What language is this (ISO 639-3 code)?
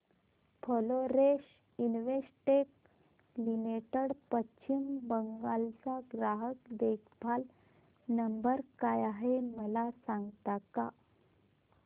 mar